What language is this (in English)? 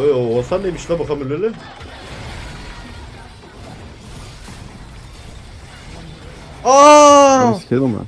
Turkish